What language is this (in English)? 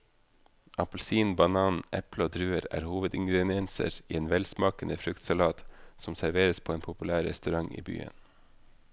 Norwegian